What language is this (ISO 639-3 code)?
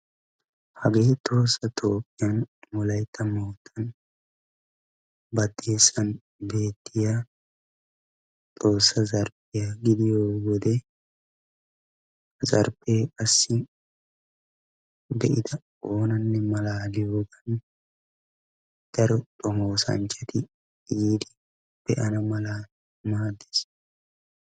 wal